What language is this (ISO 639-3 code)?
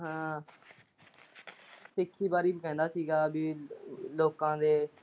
pan